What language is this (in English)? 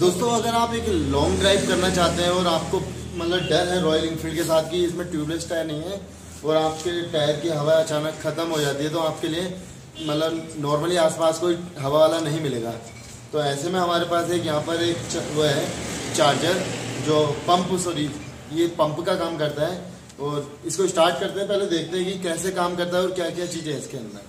Hindi